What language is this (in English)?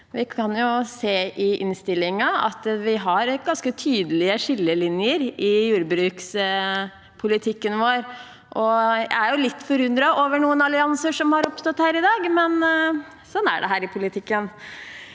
Norwegian